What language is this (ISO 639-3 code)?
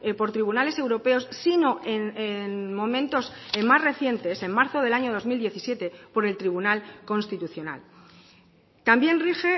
spa